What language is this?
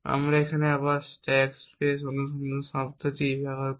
Bangla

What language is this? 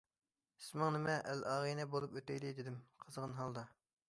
Uyghur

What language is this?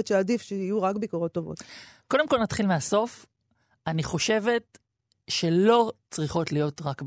Hebrew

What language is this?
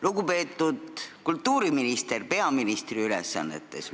Estonian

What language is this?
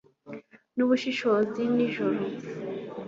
Kinyarwanda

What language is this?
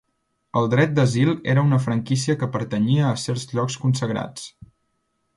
Catalan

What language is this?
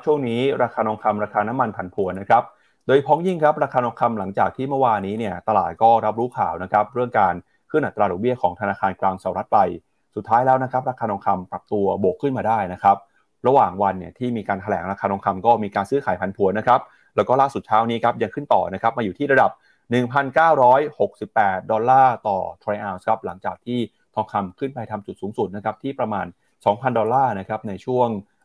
Thai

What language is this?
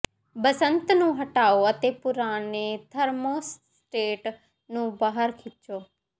Punjabi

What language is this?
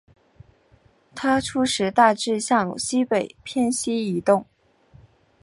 Chinese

